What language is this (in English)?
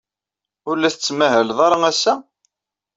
Kabyle